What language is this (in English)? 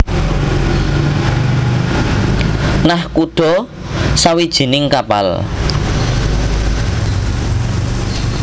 Javanese